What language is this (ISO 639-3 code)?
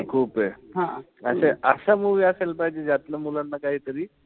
mar